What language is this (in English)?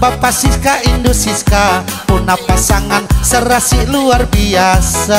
Indonesian